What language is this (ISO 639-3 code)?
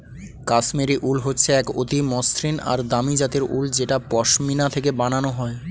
ben